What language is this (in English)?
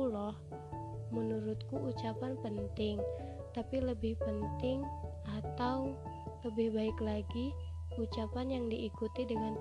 Indonesian